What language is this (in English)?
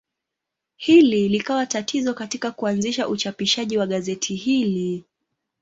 Swahili